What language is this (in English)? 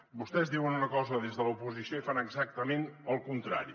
Catalan